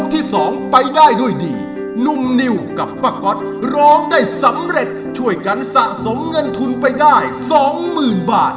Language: Thai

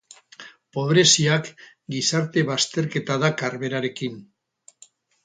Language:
Basque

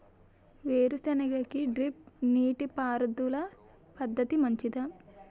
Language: Telugu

